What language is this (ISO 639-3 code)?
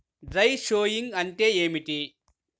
tel